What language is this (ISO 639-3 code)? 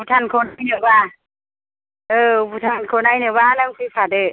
brx